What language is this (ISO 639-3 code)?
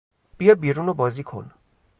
fas